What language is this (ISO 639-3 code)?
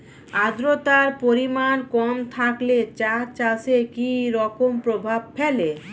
ben